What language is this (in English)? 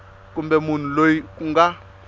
Tsonga